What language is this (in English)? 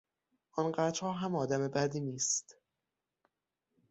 Persian